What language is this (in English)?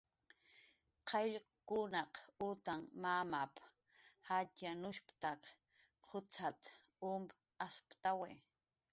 Jaqaru